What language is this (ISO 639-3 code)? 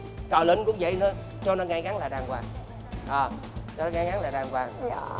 vie